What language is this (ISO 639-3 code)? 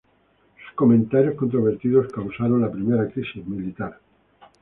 spa